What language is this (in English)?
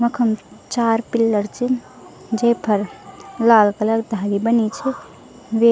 Garhwali